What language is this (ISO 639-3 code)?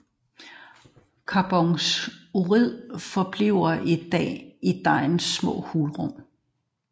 dan